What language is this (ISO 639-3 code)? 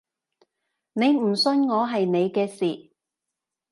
yue